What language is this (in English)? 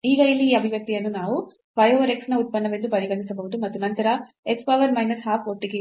Kannada